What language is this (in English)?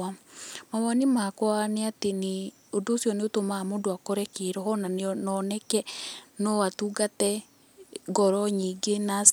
Kikuyu